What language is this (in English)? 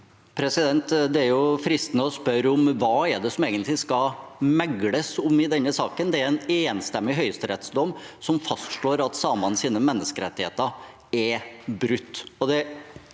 Norwegian